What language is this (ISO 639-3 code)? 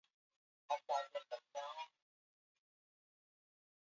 swa